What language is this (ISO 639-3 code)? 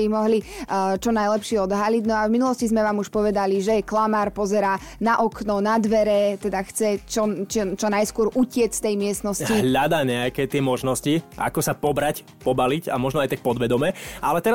slk